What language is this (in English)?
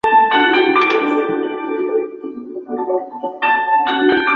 Chinese